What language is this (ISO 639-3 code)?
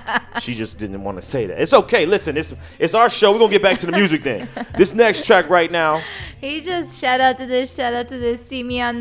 eng